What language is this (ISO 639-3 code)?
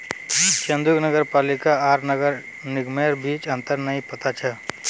mag